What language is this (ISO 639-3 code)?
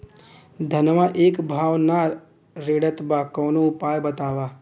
bho